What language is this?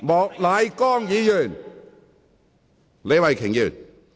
Cantonese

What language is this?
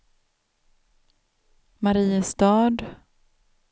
Swedish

